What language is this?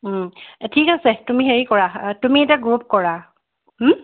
Assamese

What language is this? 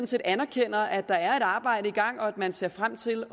Danish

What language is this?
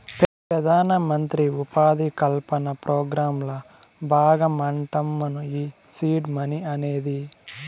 Telugu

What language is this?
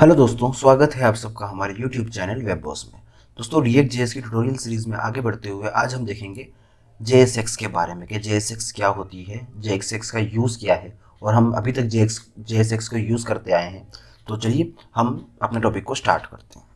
Hindi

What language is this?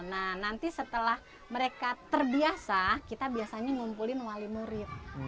Indonesian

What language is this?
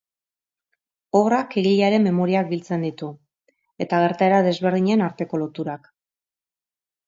Basque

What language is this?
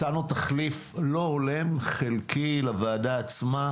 Hebrew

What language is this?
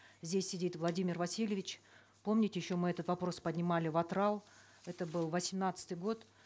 Kazakh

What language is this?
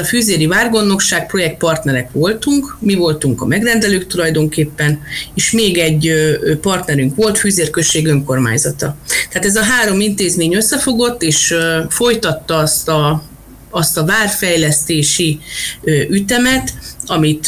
Hungarian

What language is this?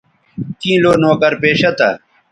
Bateri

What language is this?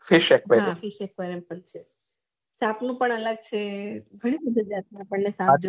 Gujarati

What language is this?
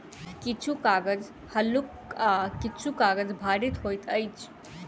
Maithili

